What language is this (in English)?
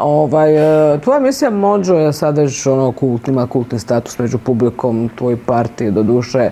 Croatian